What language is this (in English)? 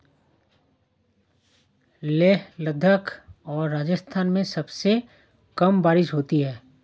Hindi